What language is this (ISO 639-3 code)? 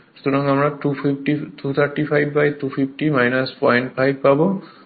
ben